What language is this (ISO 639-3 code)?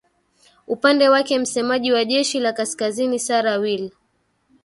swa